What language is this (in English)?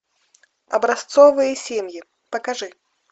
Russian